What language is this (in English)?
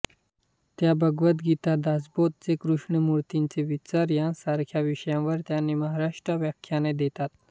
Marathi